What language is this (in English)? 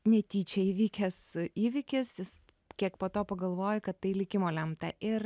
Lithuanian